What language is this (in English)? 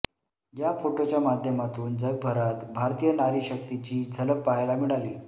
Marathi